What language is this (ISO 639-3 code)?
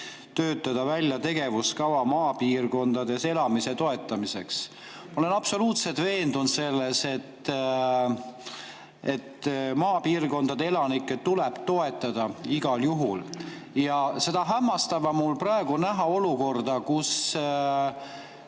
est